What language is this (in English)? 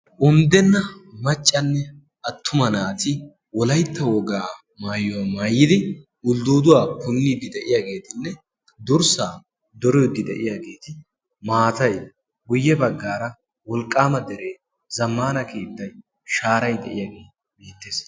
Wolaytta